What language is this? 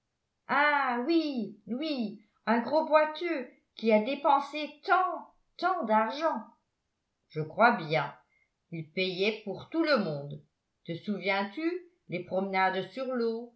French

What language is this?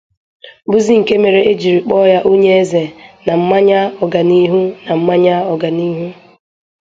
Igbo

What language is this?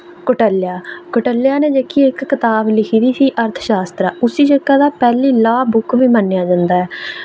Dogri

